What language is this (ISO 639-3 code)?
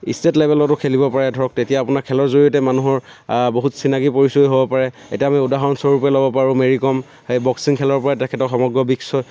asm